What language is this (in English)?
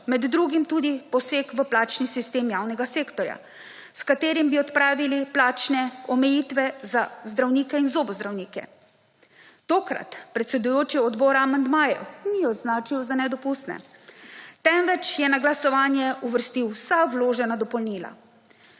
Slovenian